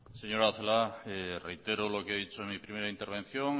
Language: Spanish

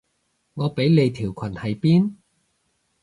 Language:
Cantonese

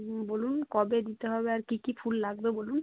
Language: Bangla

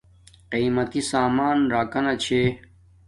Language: Domaaki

